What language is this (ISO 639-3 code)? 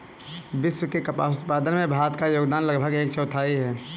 hin